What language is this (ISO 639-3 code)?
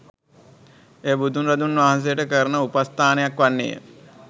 sin